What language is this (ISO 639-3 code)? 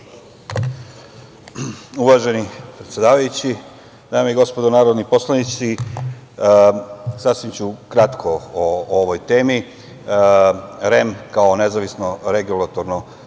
srp